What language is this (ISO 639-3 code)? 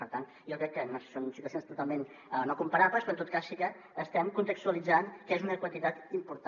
cat